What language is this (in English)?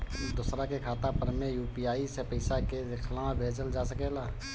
Bhojpuri